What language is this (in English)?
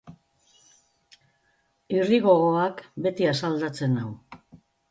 Basque